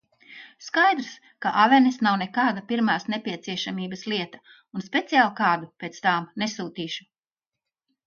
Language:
Latvian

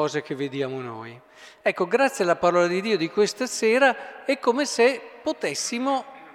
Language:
Italian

